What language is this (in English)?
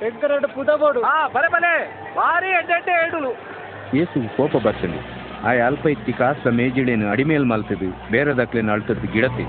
Marathi